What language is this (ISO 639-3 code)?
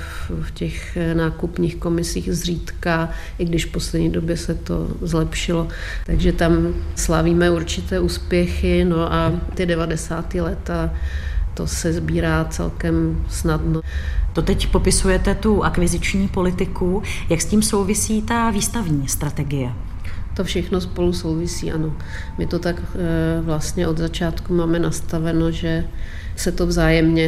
ces